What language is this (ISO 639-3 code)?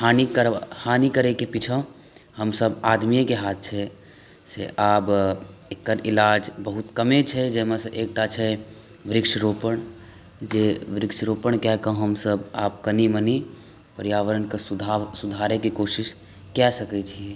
mai